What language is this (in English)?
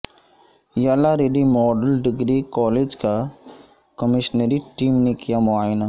Urdu